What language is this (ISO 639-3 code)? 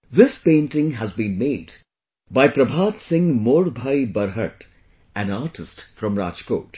eng